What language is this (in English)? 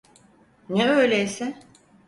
Turkish